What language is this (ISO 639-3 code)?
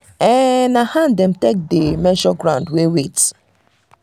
pcm